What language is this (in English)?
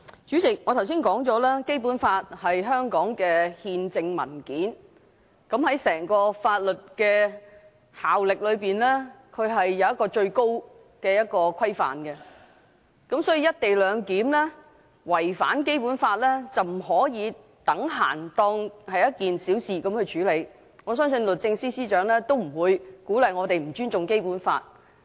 Cantonese